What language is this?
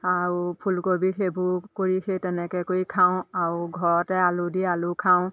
Assamese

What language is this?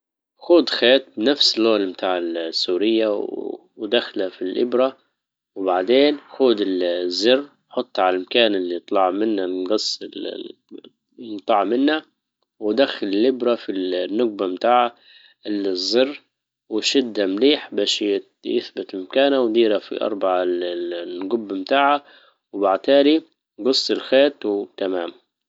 Libyan Arabic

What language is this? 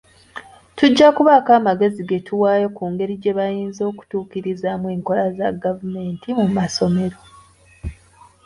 Ganda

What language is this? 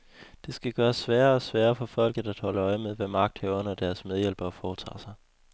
Danish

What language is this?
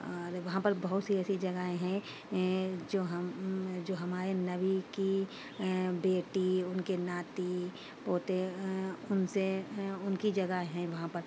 Urdu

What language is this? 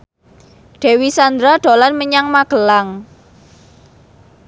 Javanese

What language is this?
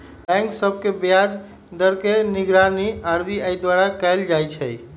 Magahi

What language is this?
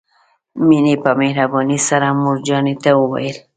Pashto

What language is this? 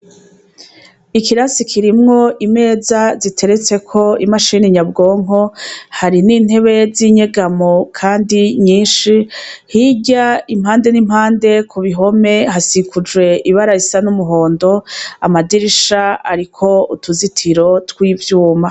Rundi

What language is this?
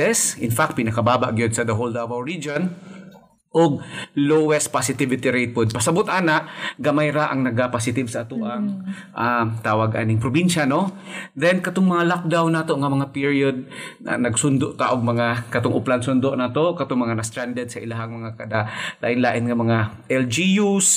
Filipino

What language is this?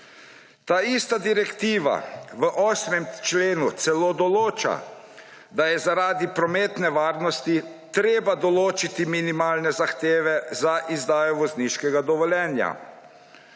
Slovenian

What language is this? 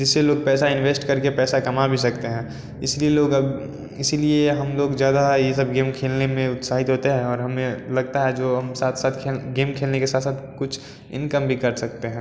Hindi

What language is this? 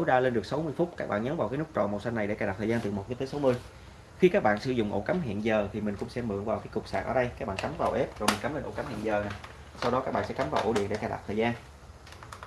Vietnamese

